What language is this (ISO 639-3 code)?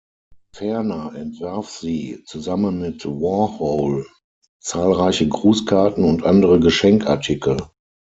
deu